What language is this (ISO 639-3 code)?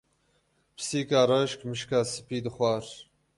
kur